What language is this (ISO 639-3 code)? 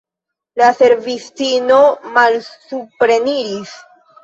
epo